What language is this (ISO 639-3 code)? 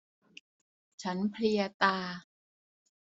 tha